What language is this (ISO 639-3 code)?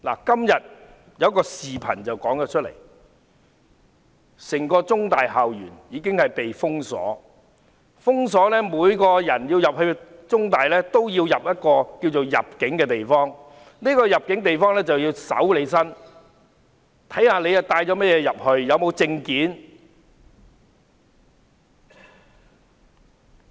yue